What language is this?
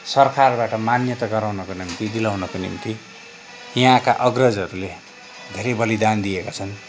Nepali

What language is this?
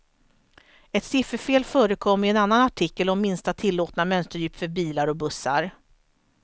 Swedish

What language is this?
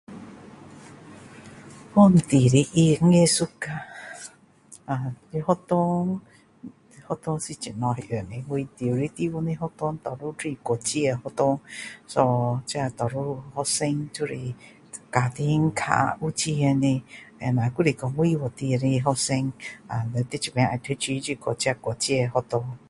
Min Dong Chinese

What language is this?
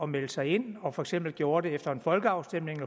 Danish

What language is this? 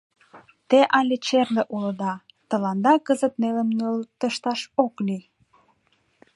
Mari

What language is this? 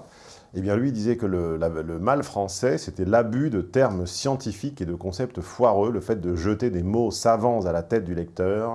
French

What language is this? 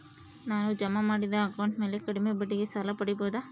Kannada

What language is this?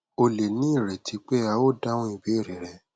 Yoruba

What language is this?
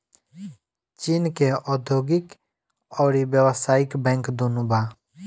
Bhojpuri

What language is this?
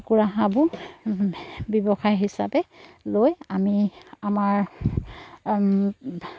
Assamese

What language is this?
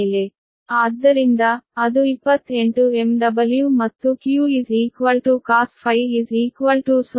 Kannada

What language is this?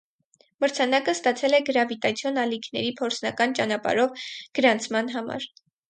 Armenian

